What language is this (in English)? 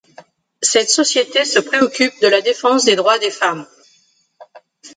French